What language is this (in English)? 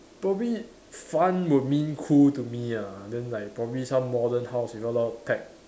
English